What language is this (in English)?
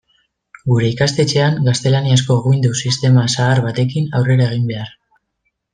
Basque